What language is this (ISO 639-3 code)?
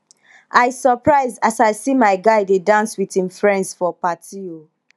pcm